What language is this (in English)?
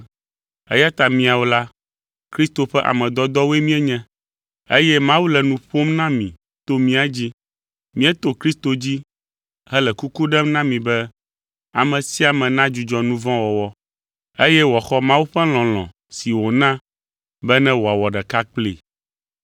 Ewe